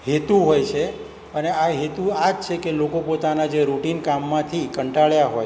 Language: Gujarati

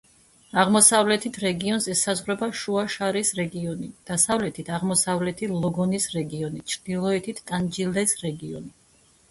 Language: Georgian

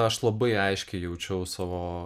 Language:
Lithuanian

